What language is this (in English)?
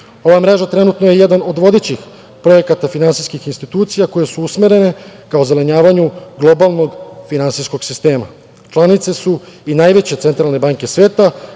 Serbian